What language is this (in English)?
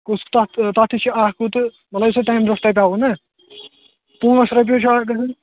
Kashmiri